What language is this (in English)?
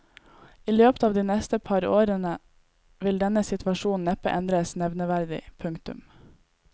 Norwegian